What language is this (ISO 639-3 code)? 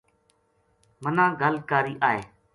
gju